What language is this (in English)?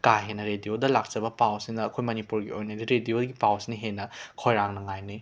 Manipuri